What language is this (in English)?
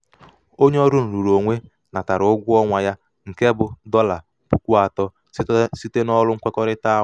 Igbo